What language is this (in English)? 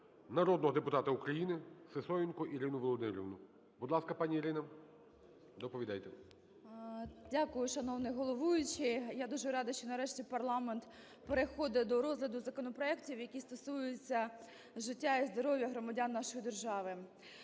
Ukrainian